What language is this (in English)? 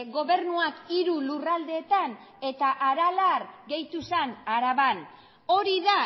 Basque